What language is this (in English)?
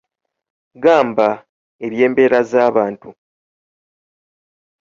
Ganda